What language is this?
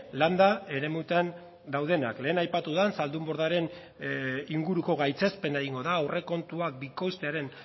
Basque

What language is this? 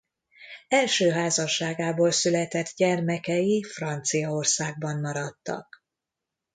Hungarian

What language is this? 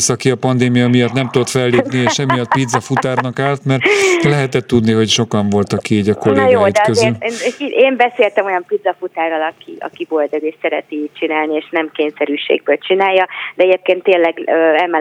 Hungarian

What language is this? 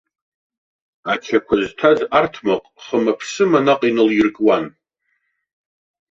Abkhazian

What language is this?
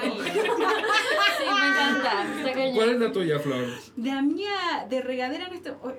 Spanish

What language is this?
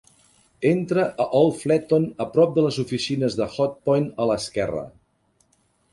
Catalan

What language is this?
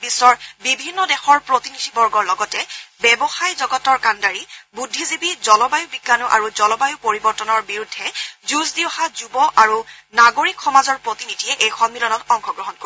Assamese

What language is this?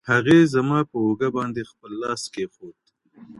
Pashto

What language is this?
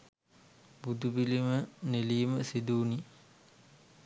Sinhala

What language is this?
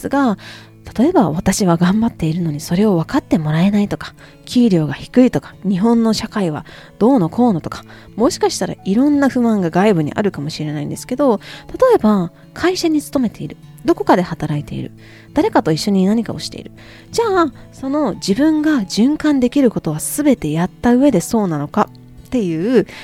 Japanese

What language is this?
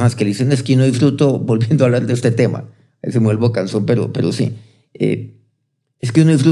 Spanish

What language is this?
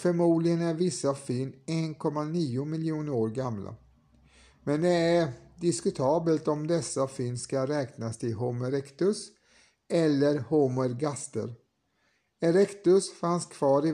Swedish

